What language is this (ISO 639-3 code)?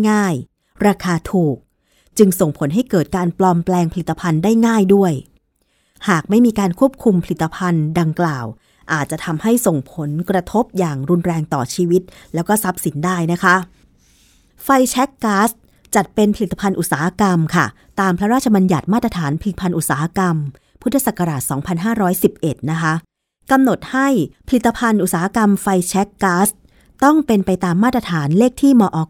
tha